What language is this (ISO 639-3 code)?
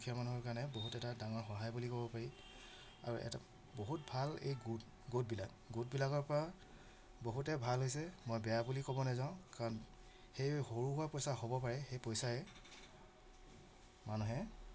asm